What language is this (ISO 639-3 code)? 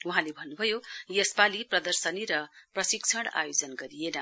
nep